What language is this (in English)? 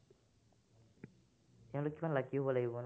Assamese